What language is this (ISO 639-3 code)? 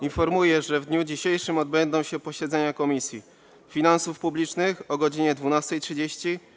pol